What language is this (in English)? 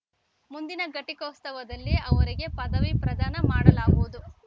Kannada